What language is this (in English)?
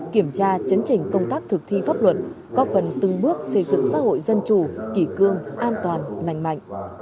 Vietnamese